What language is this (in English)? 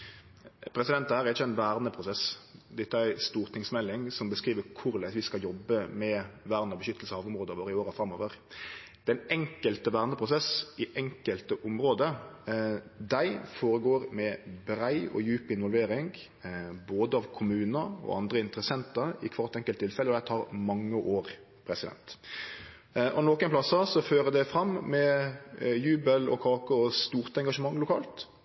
Norwegian Nynorsk